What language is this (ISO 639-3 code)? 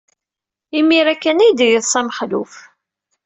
kab